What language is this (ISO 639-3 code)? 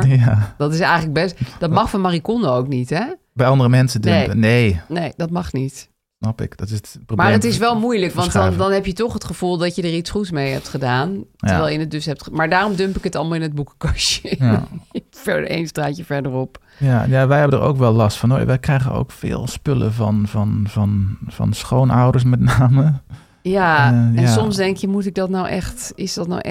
nld